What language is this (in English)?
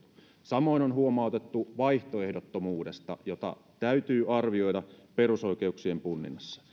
Finnish